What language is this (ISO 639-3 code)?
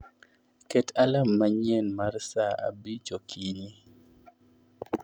luo